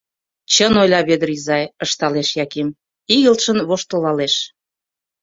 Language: Mari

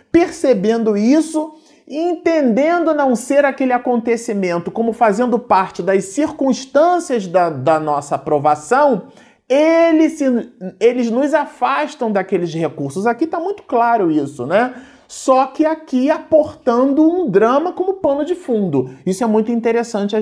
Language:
Portuguese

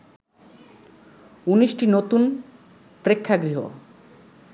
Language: Bangla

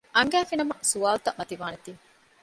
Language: Divehi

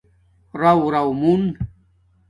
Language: Domaaki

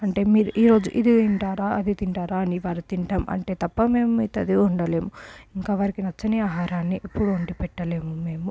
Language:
Telugu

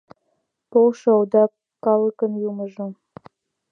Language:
Mari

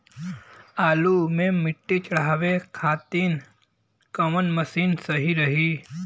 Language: Bhojpuri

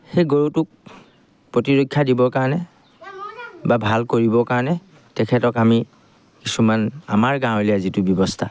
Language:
Assamese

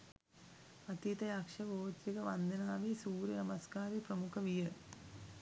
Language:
Sinhala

